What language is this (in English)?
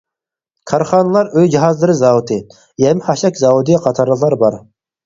Uyghur